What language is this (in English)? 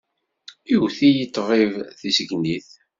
Kabyle